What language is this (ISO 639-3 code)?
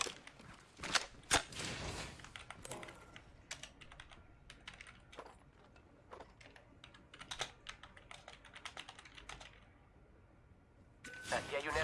spa